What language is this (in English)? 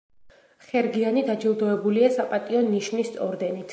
Georgian